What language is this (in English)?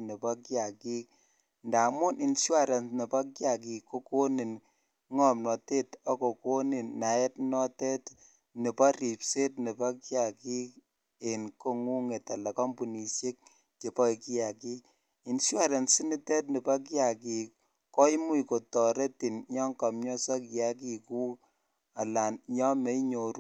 Kalenjin